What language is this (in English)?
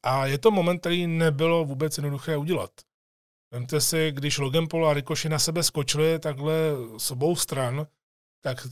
Czech